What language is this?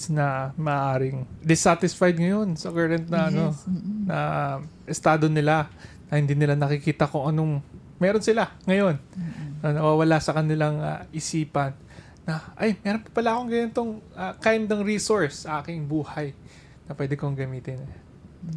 Filipino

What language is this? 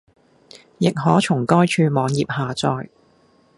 Cantonese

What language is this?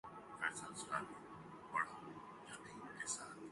Urdu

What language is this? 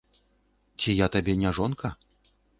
Belarusian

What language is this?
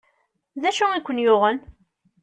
Kabyle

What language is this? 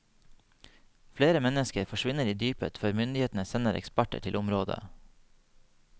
Norwegian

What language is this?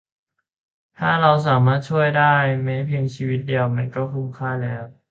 Thai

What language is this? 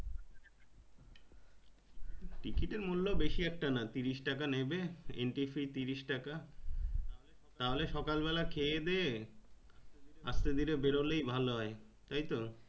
Bangla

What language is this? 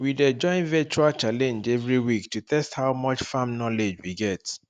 Nigerian Pidgin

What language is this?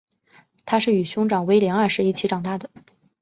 Chinese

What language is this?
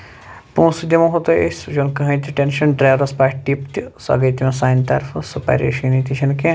Kashmiri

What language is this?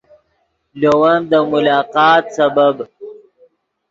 Yidgha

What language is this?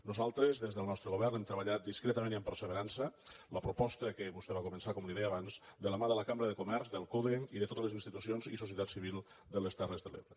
Catalan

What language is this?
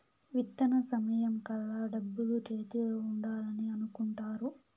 Telugu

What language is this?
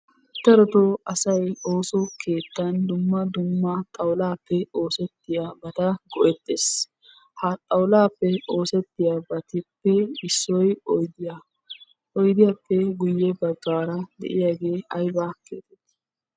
Wolaytta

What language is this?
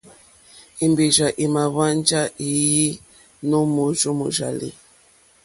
Mokpwe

